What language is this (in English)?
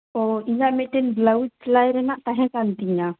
Santali